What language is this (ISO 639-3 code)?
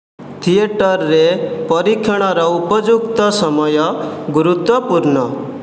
ori